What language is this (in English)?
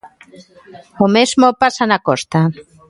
Galician